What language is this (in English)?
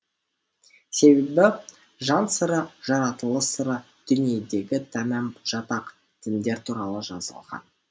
Kazakh